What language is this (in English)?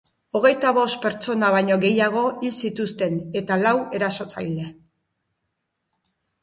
Basque